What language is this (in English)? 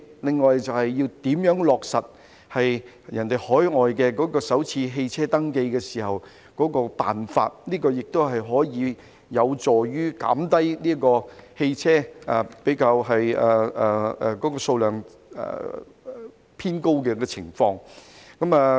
Cantonese